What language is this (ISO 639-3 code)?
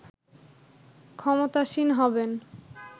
ben